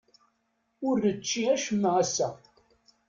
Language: Kabyle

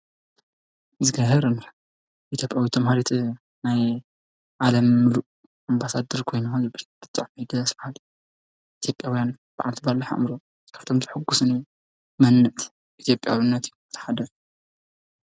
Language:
Tigrinya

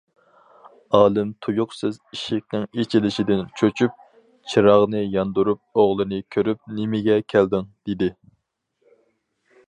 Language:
Uyghur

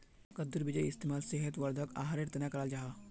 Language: Magahi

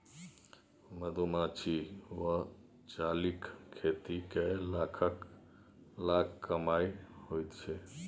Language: Maithili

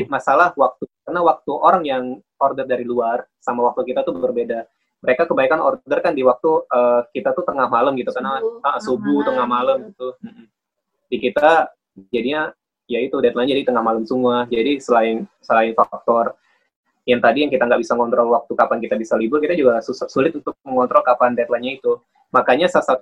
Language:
Indonesian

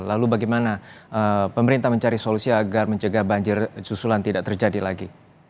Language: Indonesian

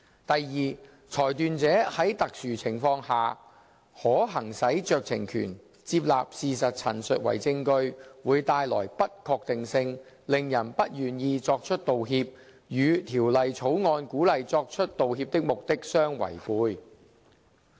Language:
Cantonese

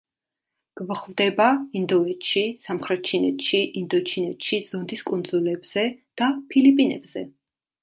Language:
Georgian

